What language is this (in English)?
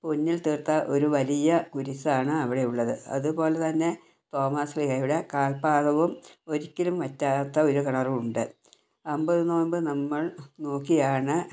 Malayalam